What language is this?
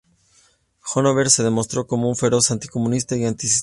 Spanish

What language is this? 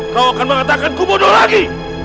Indonesian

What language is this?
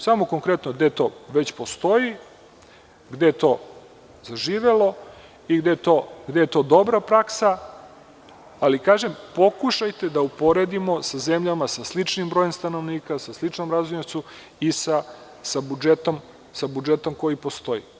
Serbian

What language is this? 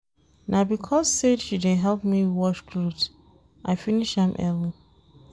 Nigerian Pidgin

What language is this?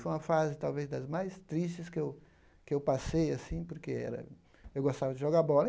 Portuguese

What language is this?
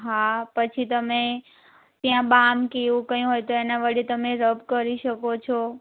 Gujarati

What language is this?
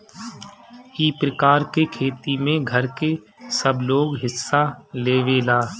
Bhojpuri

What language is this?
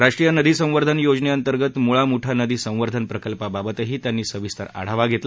Marathi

